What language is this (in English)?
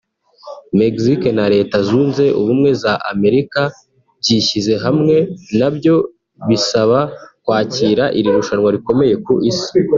Kinyarwanda